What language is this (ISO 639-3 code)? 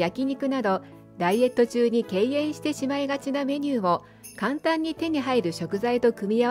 jpn